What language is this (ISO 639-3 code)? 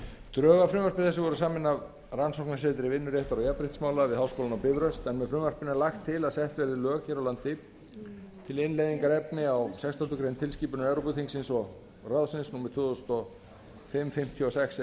isl